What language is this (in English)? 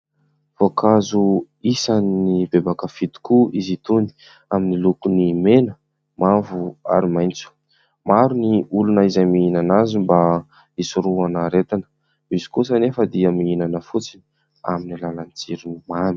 Malagasy